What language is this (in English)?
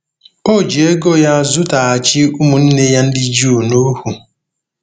Igbo